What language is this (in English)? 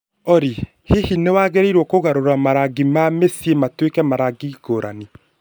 Kikuyu